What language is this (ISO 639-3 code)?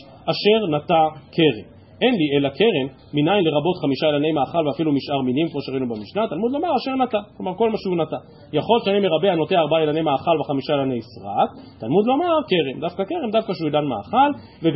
heb